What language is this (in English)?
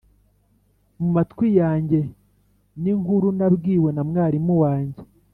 Kinyarwanda